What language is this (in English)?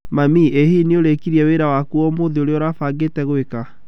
Kikuyu